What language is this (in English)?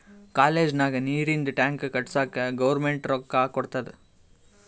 Kannada